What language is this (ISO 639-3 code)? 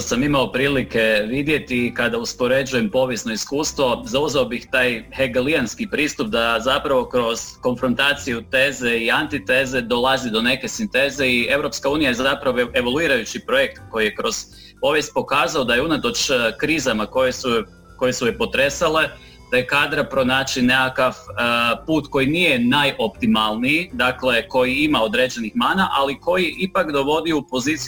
hrv